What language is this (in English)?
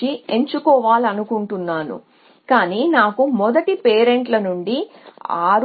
Telugu